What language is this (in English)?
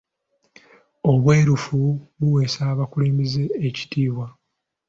Ganda